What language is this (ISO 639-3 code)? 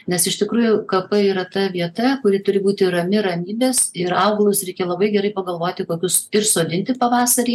lit